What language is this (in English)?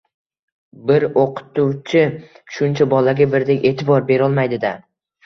Uzbek